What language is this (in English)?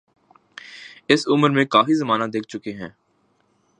Urdu